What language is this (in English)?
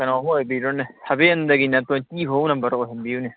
Manipuri